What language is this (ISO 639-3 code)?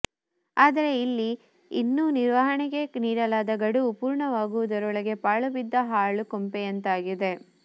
kan